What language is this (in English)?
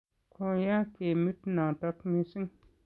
Kalenjin